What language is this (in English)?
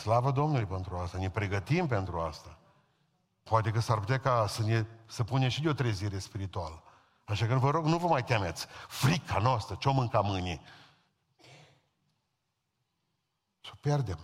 Romanian